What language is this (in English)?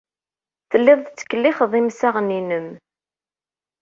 Kabyle